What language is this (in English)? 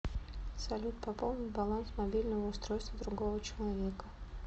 Russian